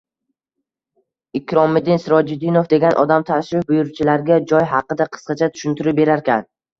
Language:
Uzbek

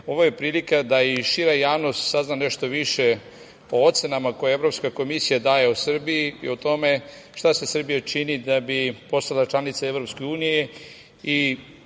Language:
Serbian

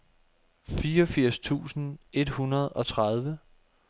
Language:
Danish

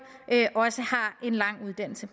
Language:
Danish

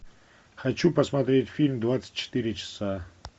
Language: Russian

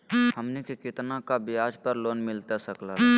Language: Magahi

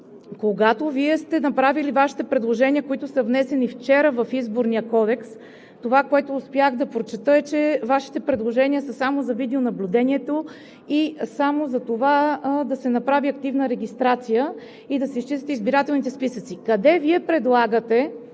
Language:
Bulgarian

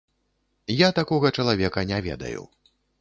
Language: Belarusian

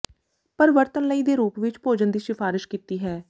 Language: Punjabi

